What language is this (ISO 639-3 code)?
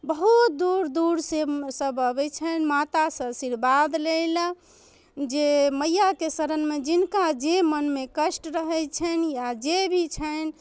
mai